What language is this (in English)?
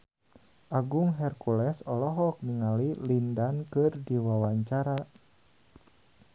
Sundanese